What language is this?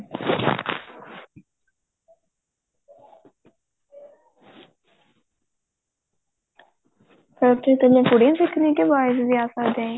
Punjabi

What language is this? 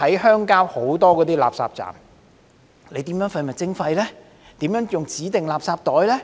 Cantonese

